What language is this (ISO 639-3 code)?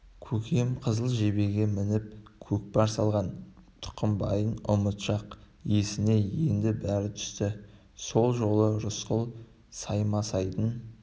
kaz